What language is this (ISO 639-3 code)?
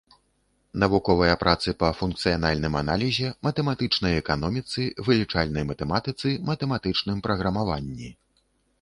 bel